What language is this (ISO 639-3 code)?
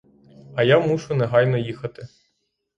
ukr